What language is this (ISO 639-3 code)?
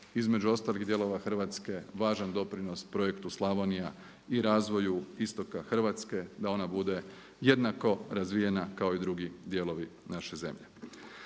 hrv